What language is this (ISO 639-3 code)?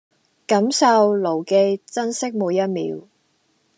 yue